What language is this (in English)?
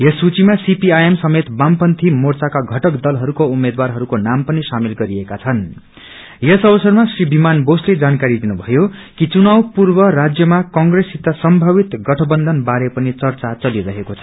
Nepali